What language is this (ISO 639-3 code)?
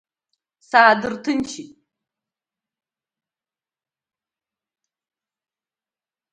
abk